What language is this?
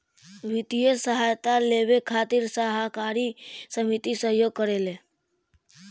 Bhojpuri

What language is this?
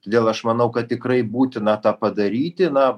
Lithuanian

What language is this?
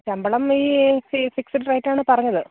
Malayalam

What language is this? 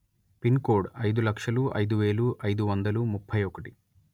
Telugu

